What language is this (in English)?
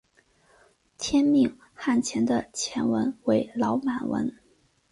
Chinese